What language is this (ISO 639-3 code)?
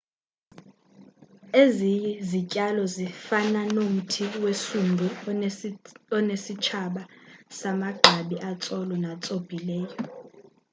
xho